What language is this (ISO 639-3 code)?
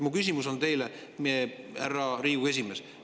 est